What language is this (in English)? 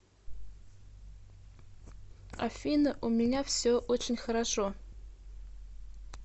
Russian